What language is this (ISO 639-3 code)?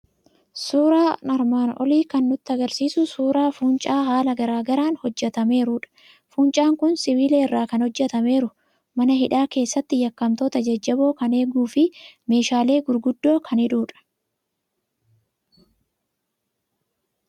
orm